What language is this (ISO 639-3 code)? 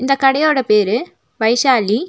tam